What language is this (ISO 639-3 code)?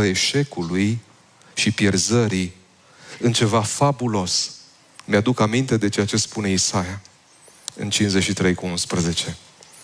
ron